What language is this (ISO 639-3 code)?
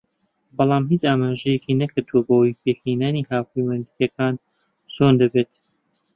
ckb